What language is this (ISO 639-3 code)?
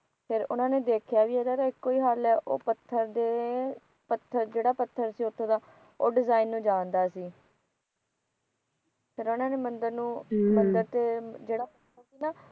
pan